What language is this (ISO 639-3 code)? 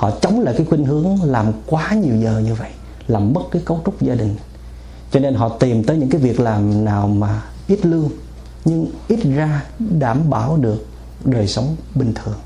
vie